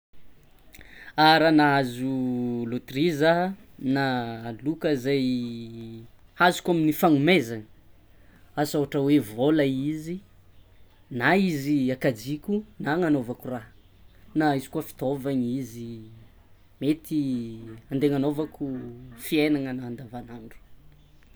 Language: Tsimihety Malagasy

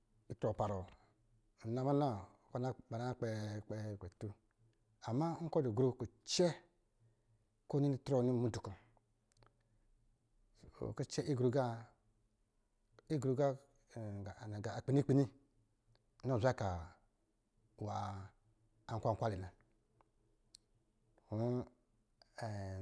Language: Lijili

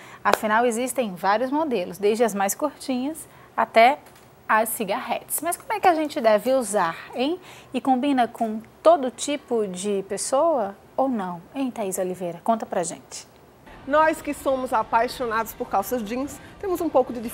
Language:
Portuguese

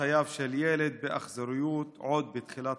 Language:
Hebrew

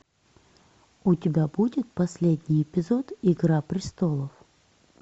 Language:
Russian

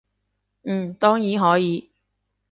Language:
Cantonese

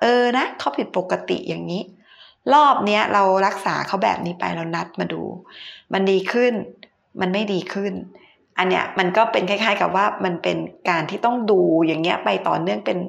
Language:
Thai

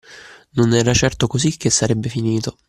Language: Italian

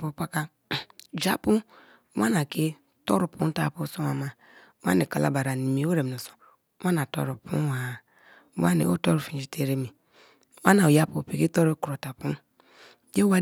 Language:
Kalabari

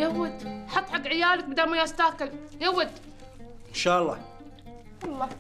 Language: Arabic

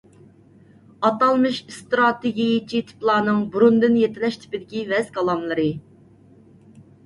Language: Uyghur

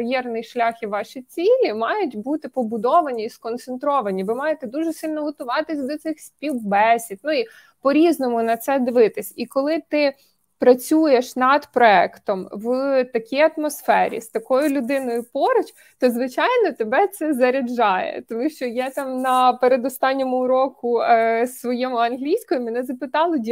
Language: Ukrainian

